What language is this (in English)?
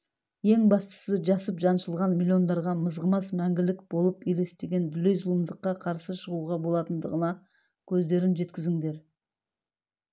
Kazakh